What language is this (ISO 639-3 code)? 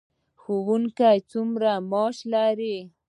pus